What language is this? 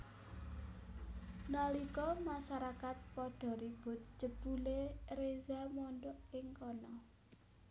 Javanese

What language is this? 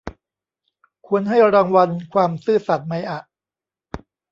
Thai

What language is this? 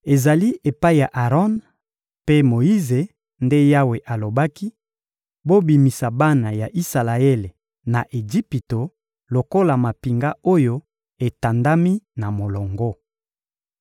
Lingala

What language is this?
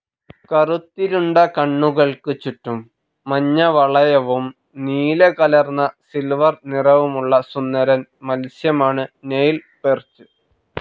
Malayalam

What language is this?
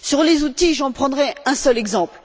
French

